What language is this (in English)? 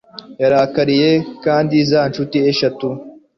Kinyarwanda